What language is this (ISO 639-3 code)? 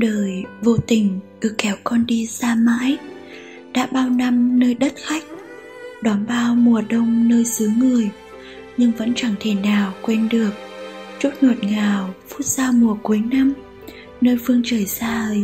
vie